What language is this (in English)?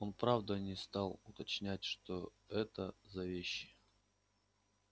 Russian